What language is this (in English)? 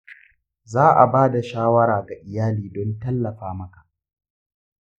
Hausa